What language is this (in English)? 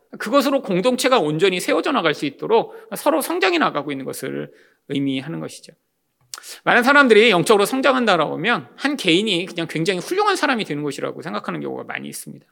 Korean